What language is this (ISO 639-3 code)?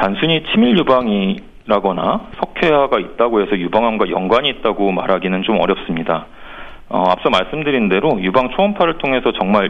kor